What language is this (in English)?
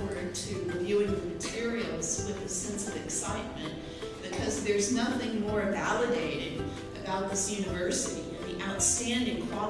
English